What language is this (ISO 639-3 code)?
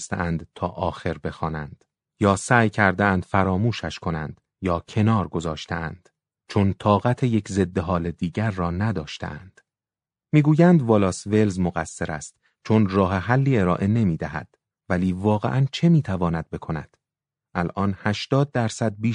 fas